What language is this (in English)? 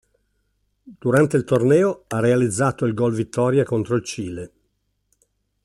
Italian